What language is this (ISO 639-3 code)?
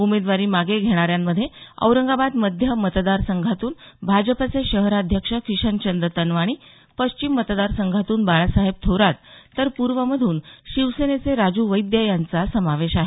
mar